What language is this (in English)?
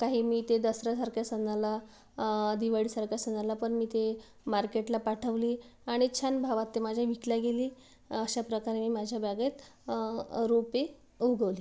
Marathi